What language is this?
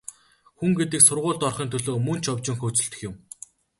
Mongolian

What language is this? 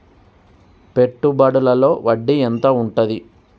Telugu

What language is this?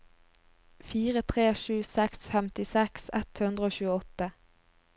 Norwegian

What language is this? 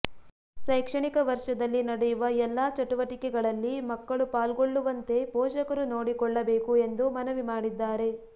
Kannada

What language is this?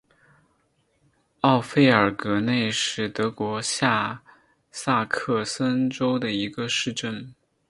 Chinese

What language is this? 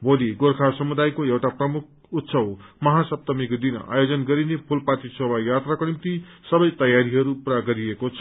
Nepali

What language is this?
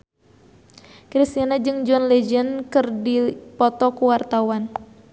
Sundanese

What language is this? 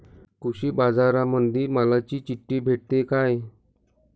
Marathi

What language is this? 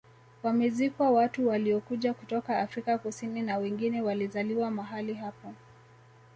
Swahili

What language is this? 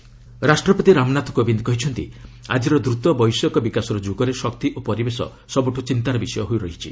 Odia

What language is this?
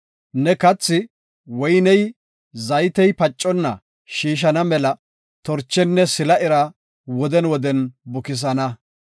Gofa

